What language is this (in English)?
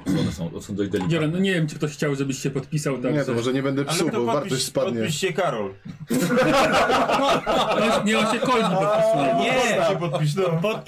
Polish